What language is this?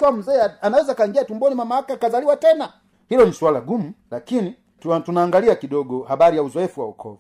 Swahili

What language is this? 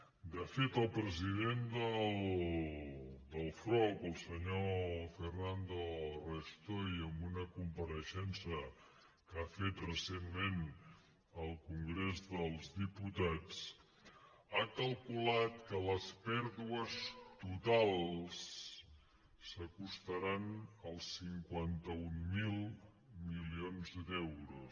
Catalan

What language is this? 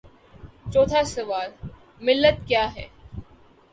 Urdu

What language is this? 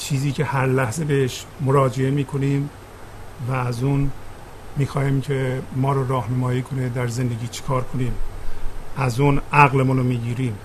Persian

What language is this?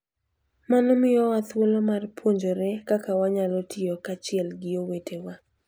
Luo (Kenya and Tanzania)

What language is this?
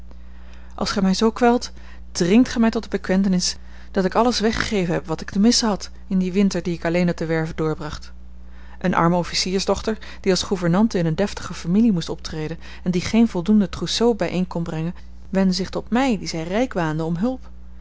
Dutch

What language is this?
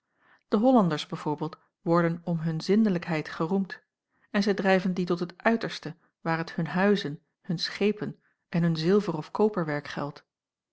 Dutch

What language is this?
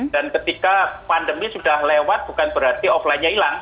Indonesian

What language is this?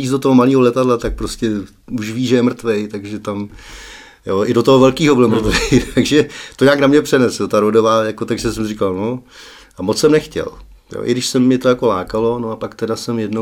Czech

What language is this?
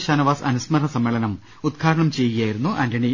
Malayalam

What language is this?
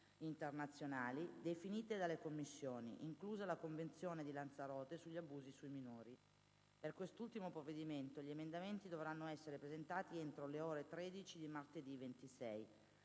Italian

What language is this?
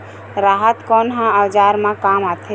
Chhattisgarhi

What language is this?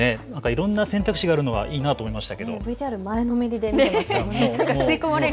Japanese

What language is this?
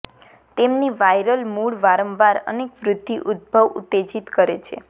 Gujarati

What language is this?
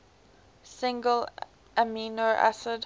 English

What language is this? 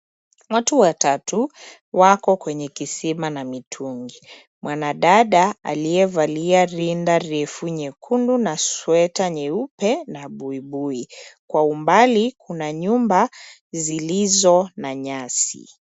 Swahili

